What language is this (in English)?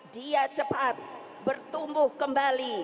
Indonesian